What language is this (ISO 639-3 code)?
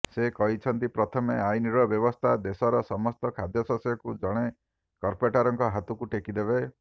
ori